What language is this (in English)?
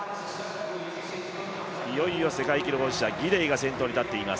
Japanese